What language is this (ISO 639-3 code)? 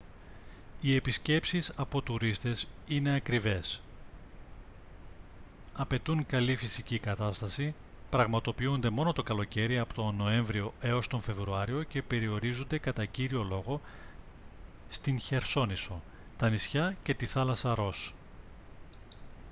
ell